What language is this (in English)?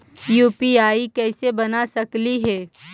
Magahi